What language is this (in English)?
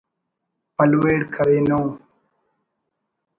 Brahui